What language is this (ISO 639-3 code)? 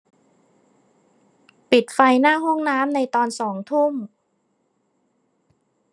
tha